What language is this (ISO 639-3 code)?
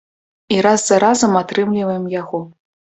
bel